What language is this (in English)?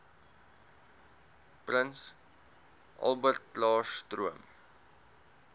Afrikaans